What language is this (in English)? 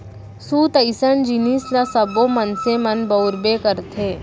Chhattisgarhi